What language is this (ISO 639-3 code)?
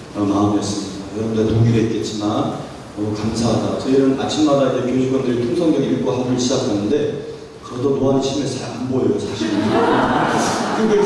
kor